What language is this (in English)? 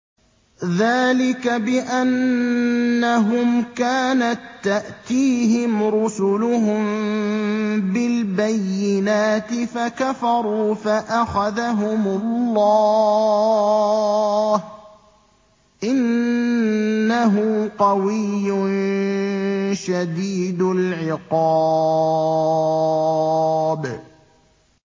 Arabic